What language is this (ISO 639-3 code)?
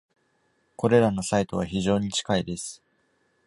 jpn